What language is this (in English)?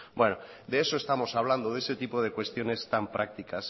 Spanish